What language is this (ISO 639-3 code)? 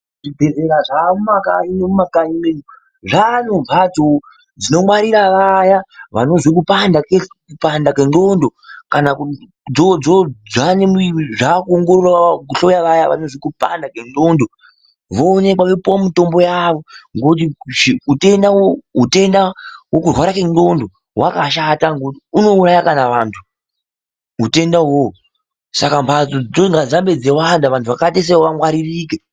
ndc